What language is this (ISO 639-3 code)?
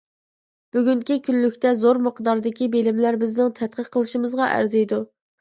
uig